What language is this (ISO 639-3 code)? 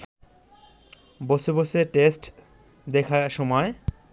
ben